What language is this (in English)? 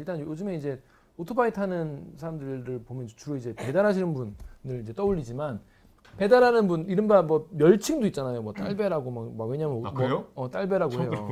Korean